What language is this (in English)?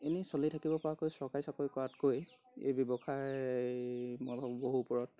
Assamese